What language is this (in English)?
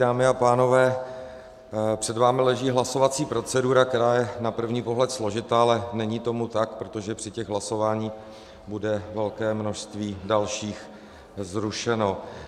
Czech